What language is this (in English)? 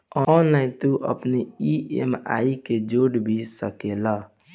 Bhojpuri